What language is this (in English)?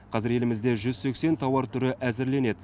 Kazakh